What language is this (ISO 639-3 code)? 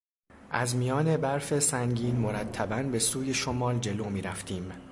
fas